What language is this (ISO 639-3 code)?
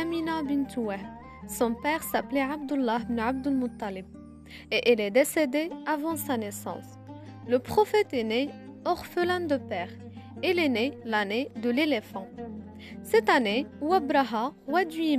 fra